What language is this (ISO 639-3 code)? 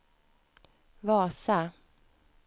swe